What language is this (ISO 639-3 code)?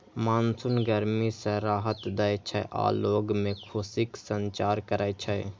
mai